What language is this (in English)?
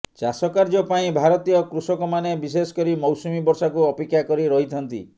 Odia